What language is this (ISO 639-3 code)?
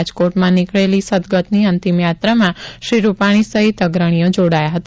guj